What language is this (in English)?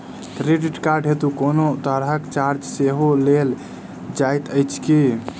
Maithili